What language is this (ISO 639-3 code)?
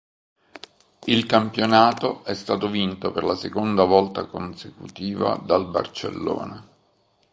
ita